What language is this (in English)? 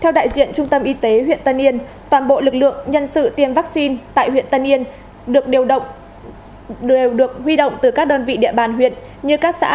Vietnamese